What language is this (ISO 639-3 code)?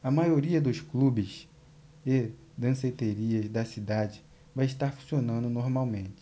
por